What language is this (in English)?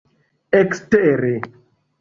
Esperanto